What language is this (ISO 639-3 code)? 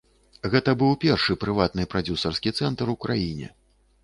bel